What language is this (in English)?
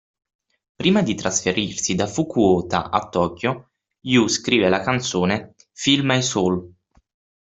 Italian